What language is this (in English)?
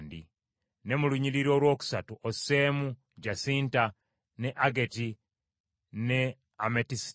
Ganda